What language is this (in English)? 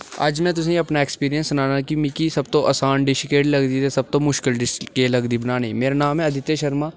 Dogri